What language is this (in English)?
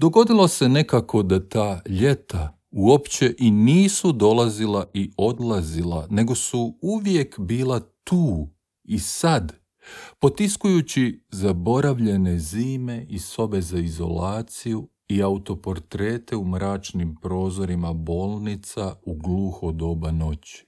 Croatian